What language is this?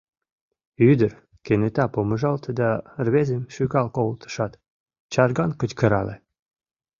Mari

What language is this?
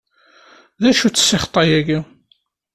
Kabyle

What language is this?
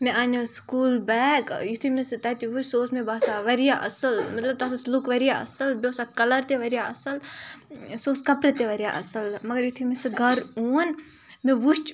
Kashmiri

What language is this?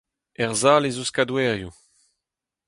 Breton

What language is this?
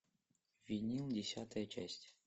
Russian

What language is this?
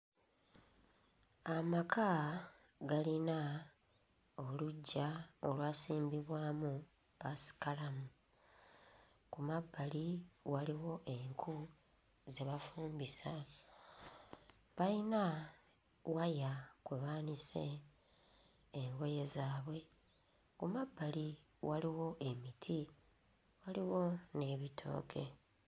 Ganda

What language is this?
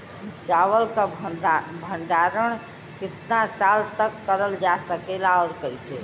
Bhojpuri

